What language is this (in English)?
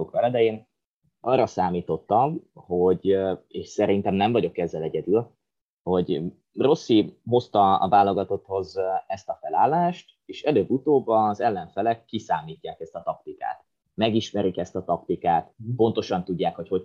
Hungarian